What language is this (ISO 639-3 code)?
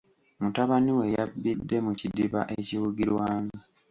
lug